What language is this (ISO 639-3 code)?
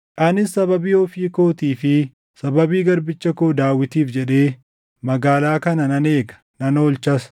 orm